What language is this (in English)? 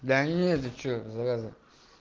Russian